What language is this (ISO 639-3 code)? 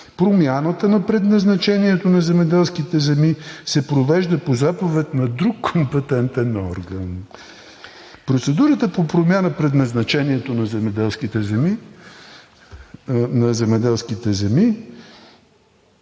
bul